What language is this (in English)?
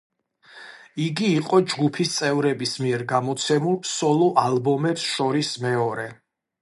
Georgian